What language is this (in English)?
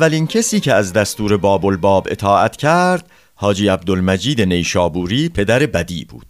Persian